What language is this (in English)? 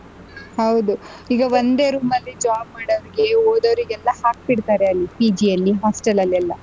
Kannada